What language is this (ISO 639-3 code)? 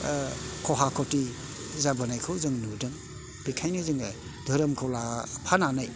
brx